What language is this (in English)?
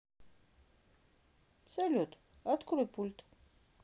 Russian